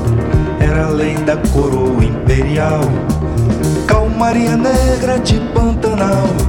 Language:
Russian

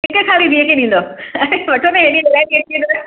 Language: Sindhi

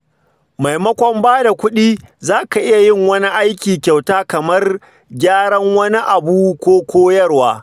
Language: Hausa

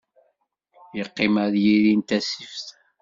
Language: Kabyle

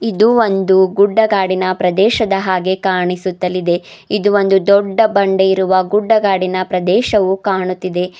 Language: Kannada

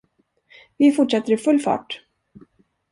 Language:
Swedish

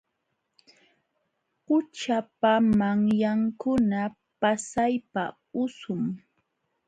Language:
Jauja Wanca Quechua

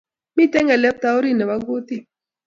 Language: Kalenjin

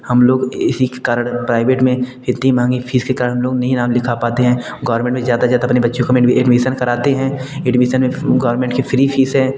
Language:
Hindi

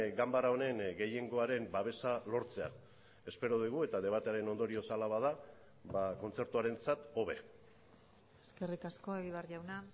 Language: Basque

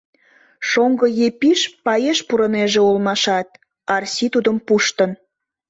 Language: Mari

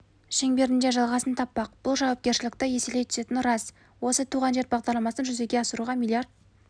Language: Kazakh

